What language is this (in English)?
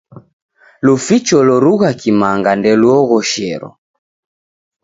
Taita